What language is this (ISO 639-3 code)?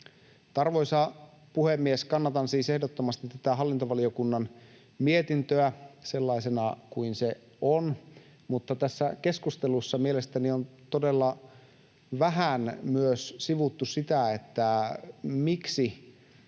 fin